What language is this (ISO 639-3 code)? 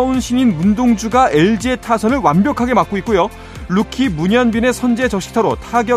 kor